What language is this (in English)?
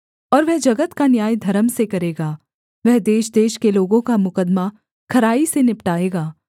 Hindi